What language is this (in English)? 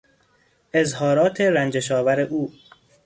Persian